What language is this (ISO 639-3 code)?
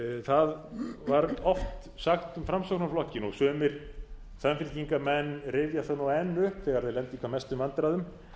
isl